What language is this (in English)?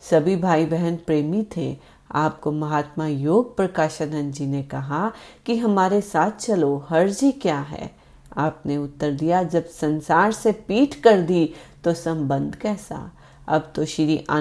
Hindi